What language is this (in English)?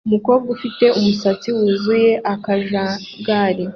Kinyarwanda